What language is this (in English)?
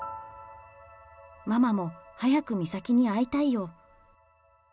Japanese